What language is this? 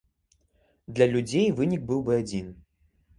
Belarusian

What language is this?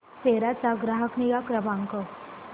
Marathi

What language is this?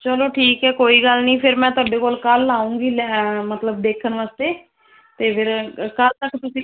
Punjabi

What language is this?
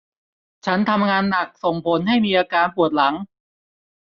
Thai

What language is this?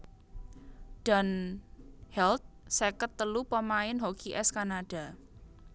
Javanese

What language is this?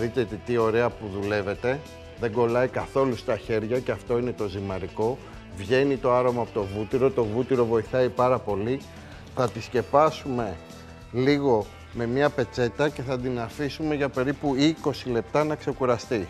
Greek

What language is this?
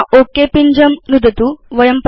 Sanskrit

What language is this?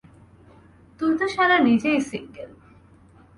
Bangla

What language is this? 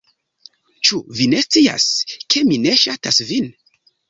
Esperanto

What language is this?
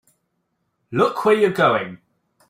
English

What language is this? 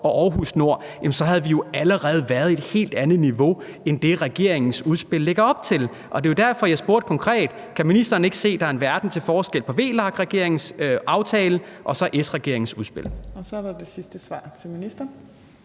Danish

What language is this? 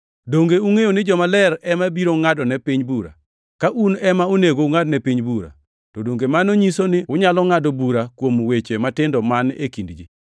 Luo (Kenya and Tanzania)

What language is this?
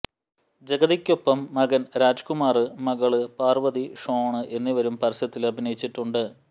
Malayalam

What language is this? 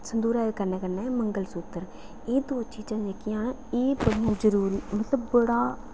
Dogri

